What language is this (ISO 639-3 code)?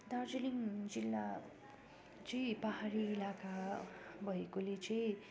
nep